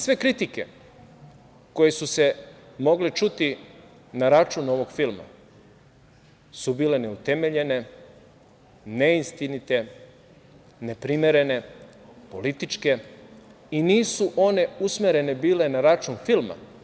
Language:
Serbian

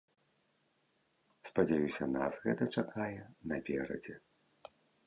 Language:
Belarusian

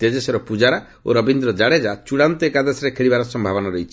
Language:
Odia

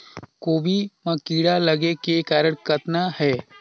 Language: Chhattisgarhi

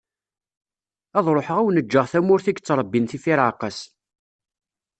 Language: Kabyle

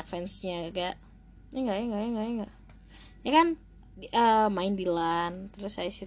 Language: Indonesian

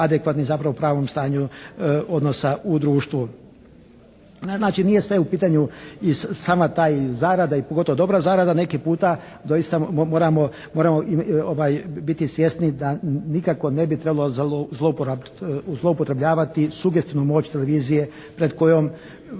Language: Croatian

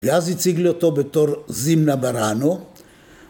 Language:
Hebrew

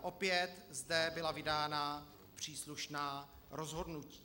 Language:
Czech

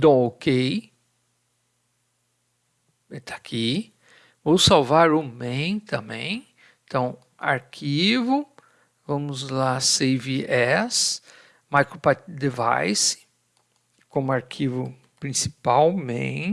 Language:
Portuguese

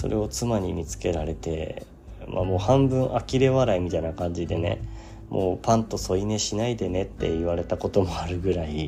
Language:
Japanese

